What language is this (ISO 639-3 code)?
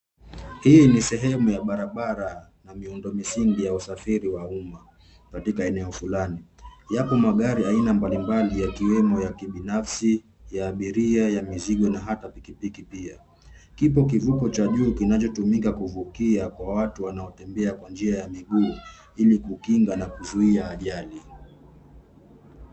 swa